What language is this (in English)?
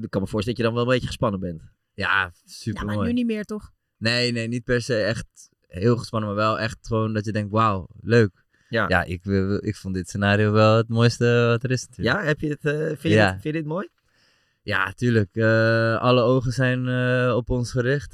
Dutch